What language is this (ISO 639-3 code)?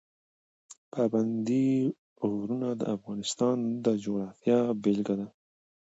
pus